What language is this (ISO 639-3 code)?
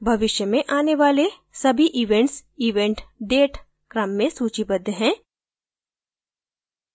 hin